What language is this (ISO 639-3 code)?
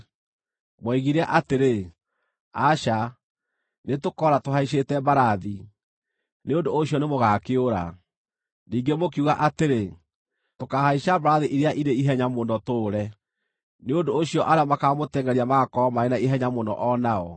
kik